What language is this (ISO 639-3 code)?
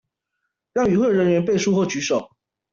zho